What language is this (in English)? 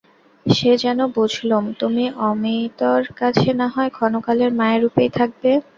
Bangla